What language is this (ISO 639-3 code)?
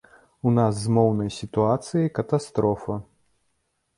bel